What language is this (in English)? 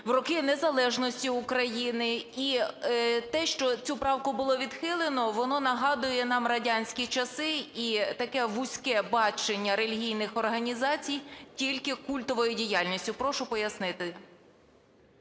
Ukrainian